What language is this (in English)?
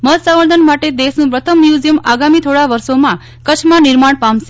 Gujarati